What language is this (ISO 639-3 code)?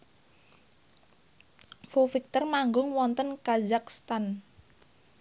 jav